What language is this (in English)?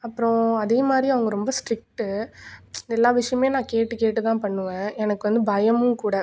Tamil